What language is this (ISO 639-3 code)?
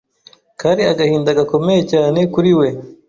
kin